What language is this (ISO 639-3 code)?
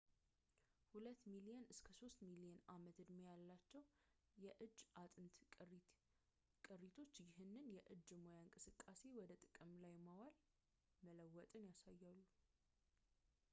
amh